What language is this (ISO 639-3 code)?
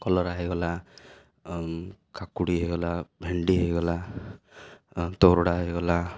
ori